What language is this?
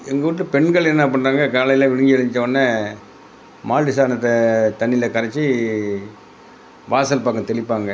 Tamil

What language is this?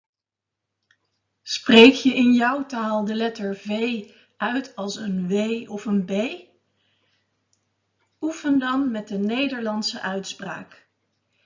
Dutch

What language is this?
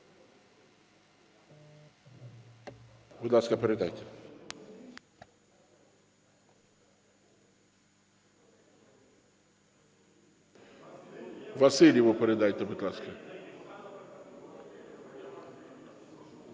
Ukrainian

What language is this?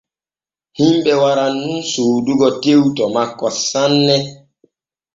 Borgu Fulfulde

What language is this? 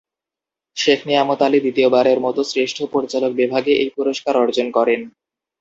Bangla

